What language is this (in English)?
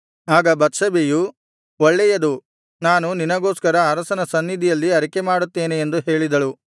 Kannada